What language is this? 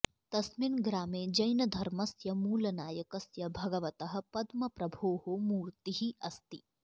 Sanskrit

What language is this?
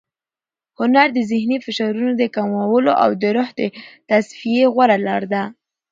Pashto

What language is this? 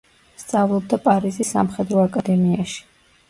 Georgian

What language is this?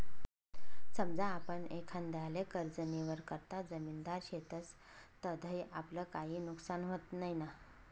Marathi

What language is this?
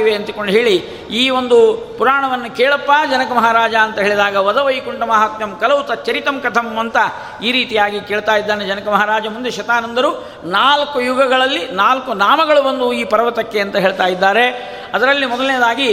Kannada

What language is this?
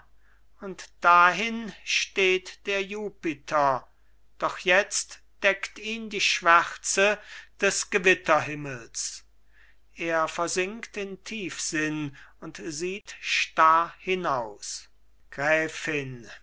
German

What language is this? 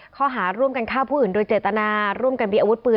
Thai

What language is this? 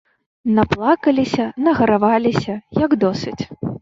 Belarusian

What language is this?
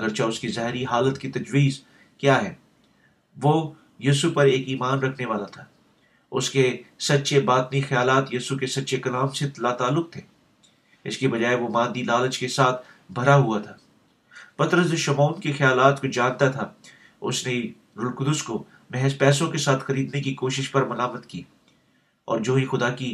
Urdu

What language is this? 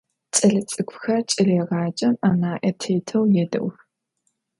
Adyghe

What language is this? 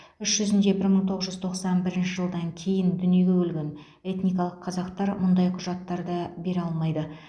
Kazakh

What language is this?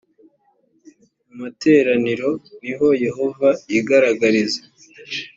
Kinyarwanda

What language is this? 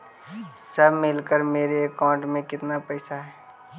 Magahi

